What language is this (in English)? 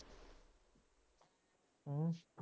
Punjabi